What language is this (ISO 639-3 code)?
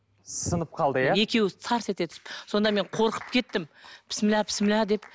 kaz